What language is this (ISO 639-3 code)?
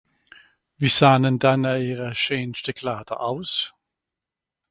gsw